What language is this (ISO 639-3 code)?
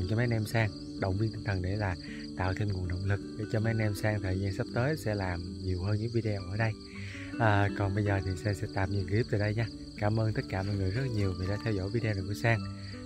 vie